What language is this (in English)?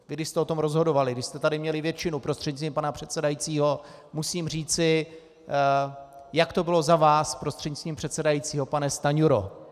Czech